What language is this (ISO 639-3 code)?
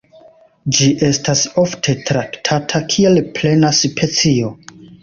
epo